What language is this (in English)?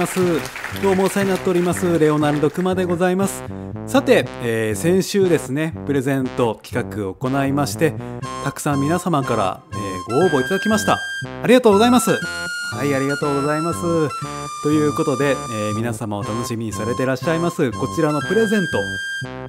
Japanese